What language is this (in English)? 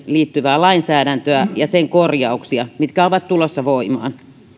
Finnish